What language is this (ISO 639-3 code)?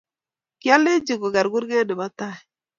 kln